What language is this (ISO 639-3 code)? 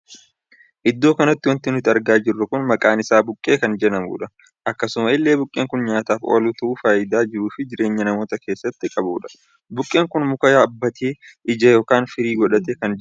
orm